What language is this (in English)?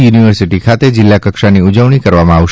Gujarati